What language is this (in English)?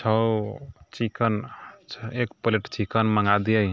Maithili